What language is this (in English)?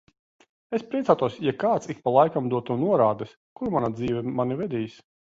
Latvian